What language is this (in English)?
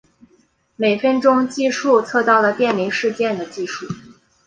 Chinese